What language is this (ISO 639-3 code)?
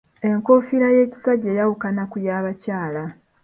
lug